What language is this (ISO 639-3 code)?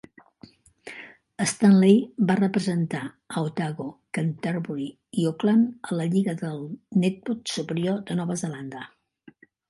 cat